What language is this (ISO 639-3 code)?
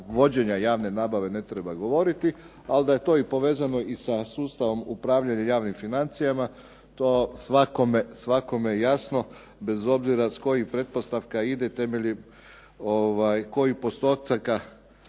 hrv